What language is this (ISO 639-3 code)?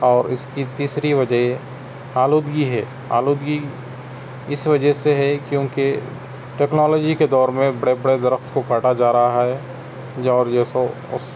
urd